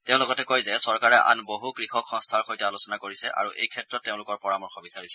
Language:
Assamese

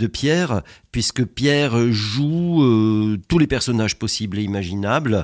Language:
French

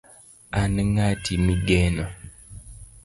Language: Luo (Kenya and Tanzania)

